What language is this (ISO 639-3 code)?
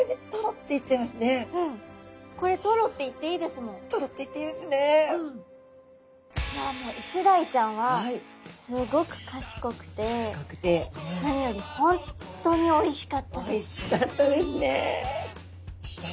jpn